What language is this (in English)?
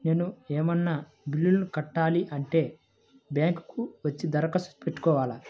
Telugu